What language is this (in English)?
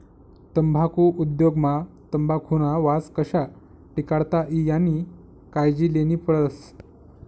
Marathi